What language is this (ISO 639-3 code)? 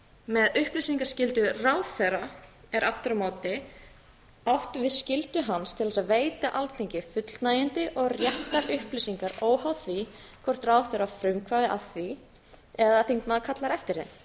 isl